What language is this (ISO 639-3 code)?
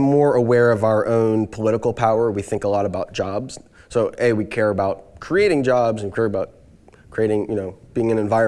eng